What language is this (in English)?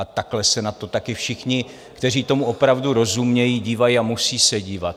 Czech